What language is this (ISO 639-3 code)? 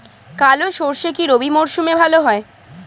ben